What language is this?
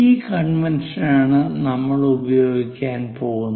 Malayalam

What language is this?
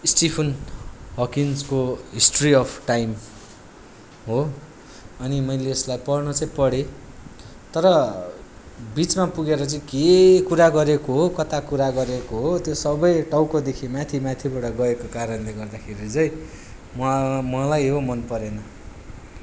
Nepali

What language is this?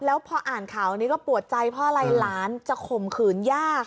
Thai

